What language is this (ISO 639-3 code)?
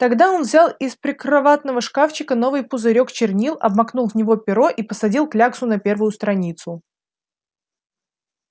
rus